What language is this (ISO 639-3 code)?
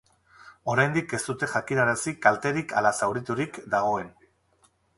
eus